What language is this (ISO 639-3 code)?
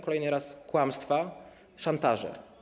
pol